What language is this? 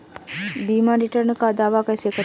Hindi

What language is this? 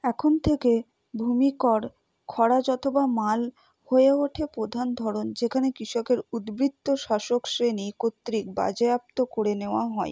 Bangla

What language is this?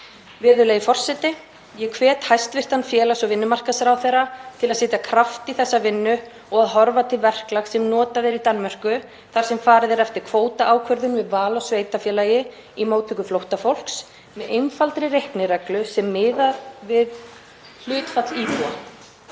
Icelandic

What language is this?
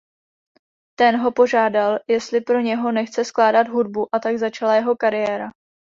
Czech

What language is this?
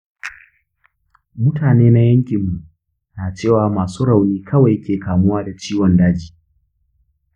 Hausa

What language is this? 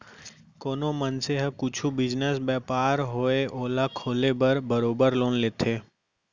Chhattisgarhi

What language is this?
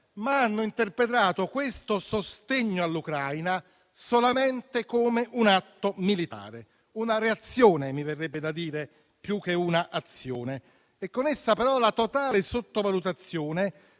Italian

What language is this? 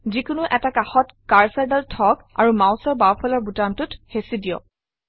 Assamese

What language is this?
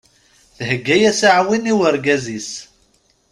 Kabyle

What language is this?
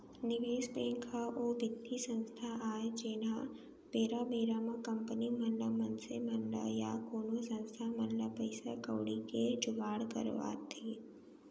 Chhattisgarhi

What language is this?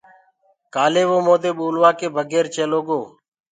Gurgula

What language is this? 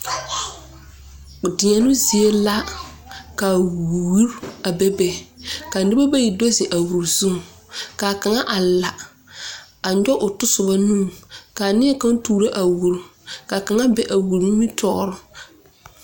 Southern Dagaare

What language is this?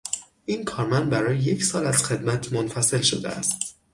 Persian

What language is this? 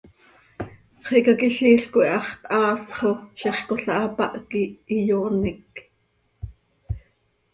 Seri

